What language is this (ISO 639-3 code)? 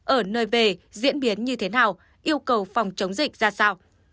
vie